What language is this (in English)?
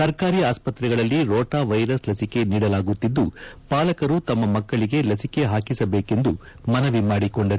Kannada